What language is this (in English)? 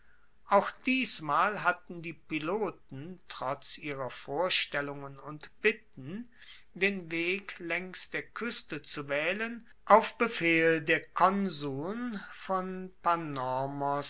German